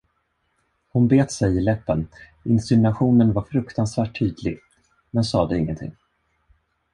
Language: Swedish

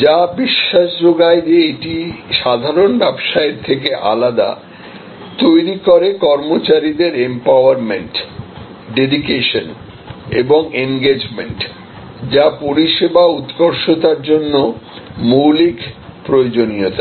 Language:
Bangla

